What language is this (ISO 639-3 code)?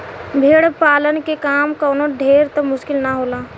bho